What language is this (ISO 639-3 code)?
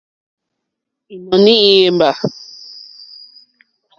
bri